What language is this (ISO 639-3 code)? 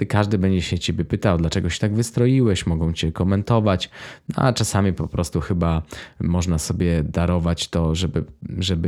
pol